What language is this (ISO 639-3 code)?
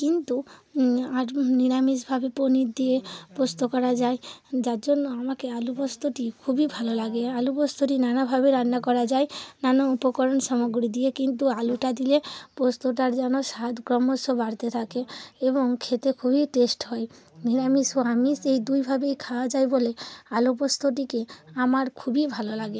ben